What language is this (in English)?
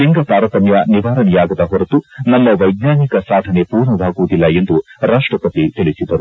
Kannada